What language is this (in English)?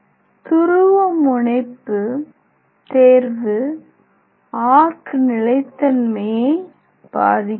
Tamil